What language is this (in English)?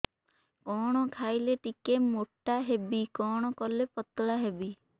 Odia